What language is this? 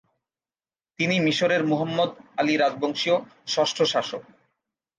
Bangla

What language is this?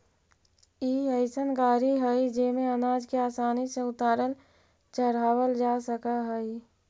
Magahi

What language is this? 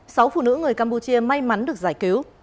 Vietnamese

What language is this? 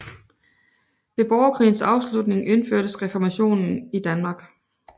Danish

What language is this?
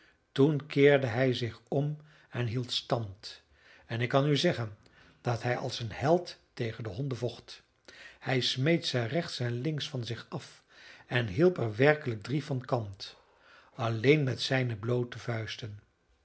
Dutch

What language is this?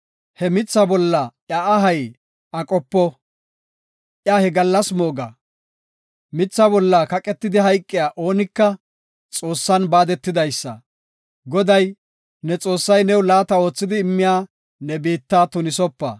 Gofa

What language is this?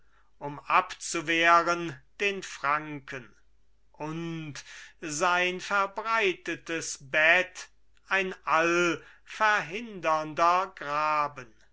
German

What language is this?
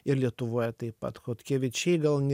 Lithuanian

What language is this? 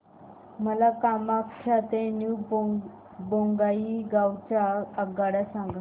Marathi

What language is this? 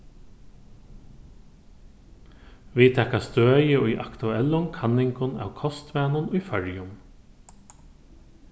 Faroese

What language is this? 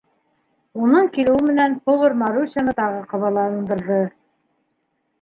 Bashkir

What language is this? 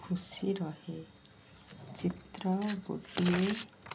Odia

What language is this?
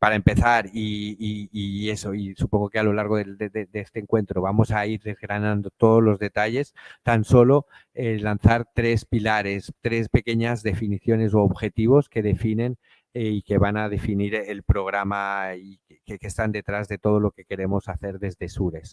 Spanish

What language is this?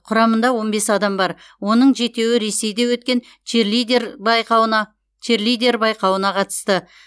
Kazakh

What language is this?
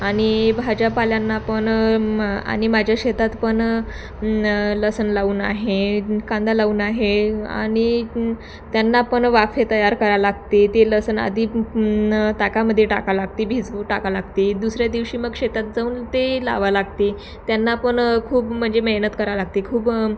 Marathi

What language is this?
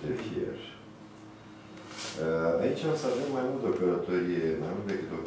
Romanian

